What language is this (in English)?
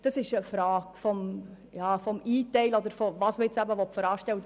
Swiss German